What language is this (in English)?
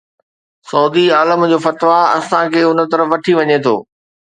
Sindhi